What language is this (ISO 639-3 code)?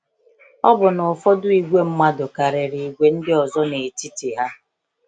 ibo